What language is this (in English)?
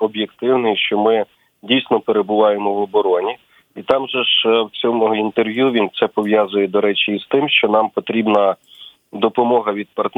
Ukrainian